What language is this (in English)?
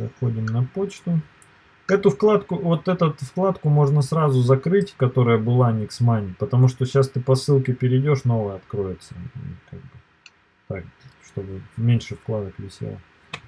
Russian